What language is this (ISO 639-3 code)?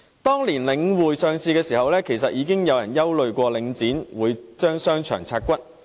yue